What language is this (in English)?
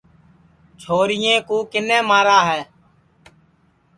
Sansi